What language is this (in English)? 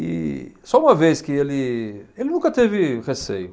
Portuguese